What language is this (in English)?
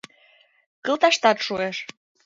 Mari